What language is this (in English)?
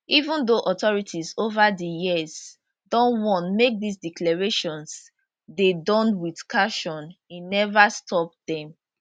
Nigerian Pidgin